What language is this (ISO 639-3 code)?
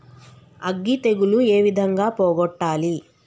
tel